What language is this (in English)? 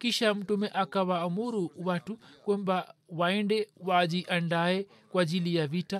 Swahili